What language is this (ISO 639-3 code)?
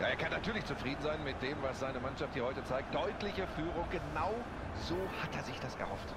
deu